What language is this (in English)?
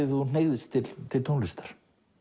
Icelandic